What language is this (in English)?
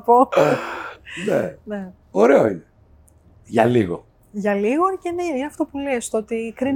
Greek